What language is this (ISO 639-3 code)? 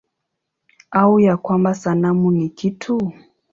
swa